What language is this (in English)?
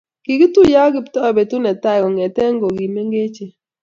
Kalenjin